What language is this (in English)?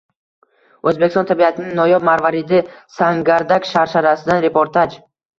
Uzbek